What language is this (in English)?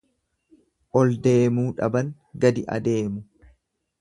Oromo